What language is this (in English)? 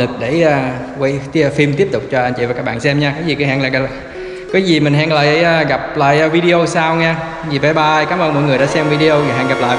Vietnamese